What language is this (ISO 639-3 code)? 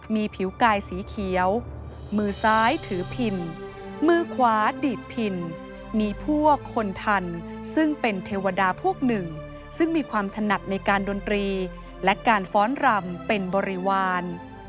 tha